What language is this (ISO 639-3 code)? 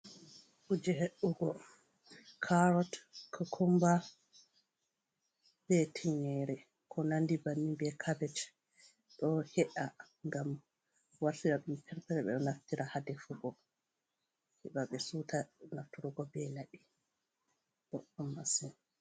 ful